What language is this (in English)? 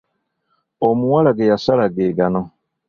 Ganda